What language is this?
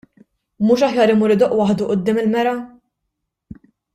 Maltese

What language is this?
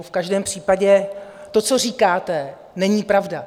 Czech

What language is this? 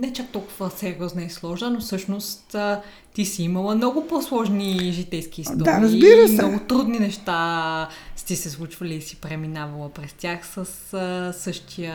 Bulgarian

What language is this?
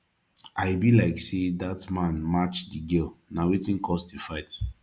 Nigerian Pidgin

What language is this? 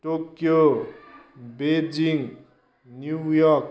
Nepali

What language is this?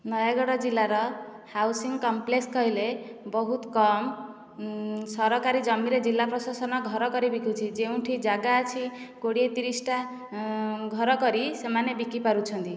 Odia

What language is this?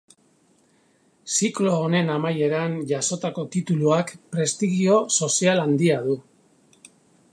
Basque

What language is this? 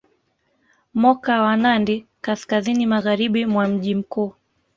Swahili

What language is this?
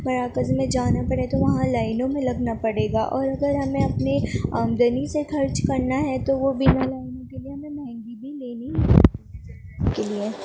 Urdu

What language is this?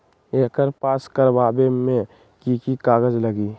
Magahi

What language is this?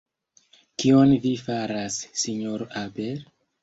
Esperanto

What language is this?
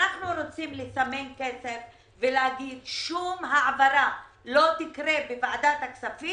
Hebrew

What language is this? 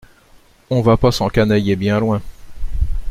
French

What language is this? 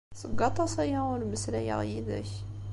Kabyle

